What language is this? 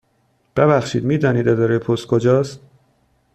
Persian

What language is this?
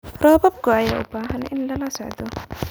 Somali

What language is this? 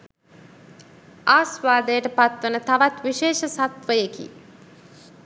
Sinhala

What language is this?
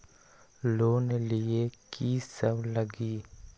Magahi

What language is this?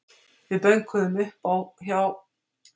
Icelandic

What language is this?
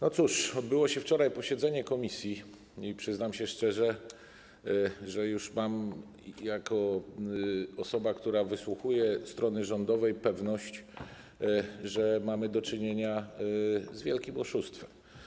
Polish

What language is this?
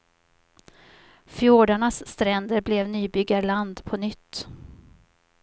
Swedish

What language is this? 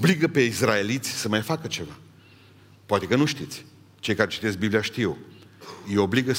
Romanian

